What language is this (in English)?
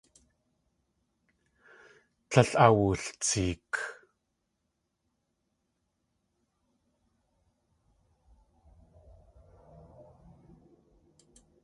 Tlingit